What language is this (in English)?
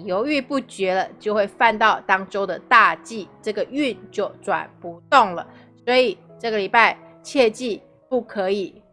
Chinese